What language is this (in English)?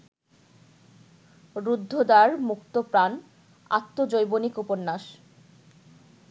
Bangla